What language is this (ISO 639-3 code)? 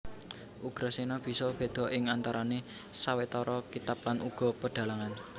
jav